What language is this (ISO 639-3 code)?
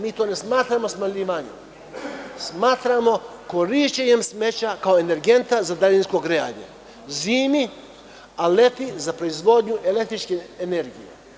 srp